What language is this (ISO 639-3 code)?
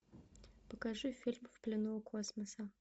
rus